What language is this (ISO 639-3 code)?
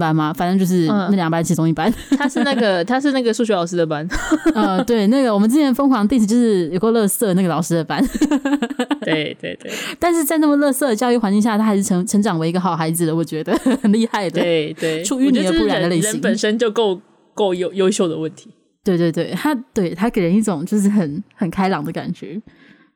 zho